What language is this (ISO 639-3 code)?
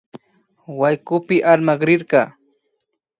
qvi